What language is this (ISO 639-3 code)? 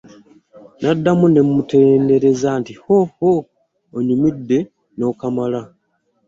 lug